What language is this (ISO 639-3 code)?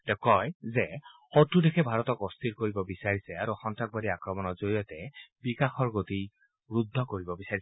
asm